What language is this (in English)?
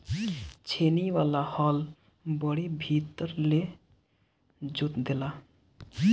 Bhojpuri